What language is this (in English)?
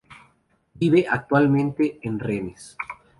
Spanish